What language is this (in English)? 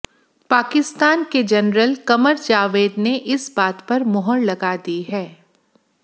Hindi